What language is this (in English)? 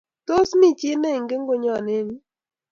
Kalenjin